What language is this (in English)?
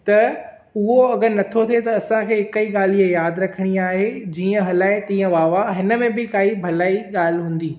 Sindhi